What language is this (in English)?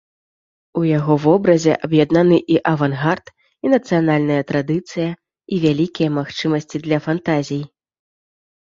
Belarusian